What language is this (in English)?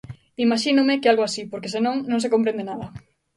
Galician